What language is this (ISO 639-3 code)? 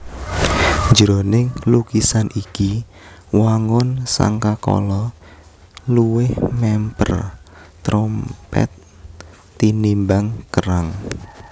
jav